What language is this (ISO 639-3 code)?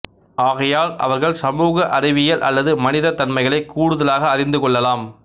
tam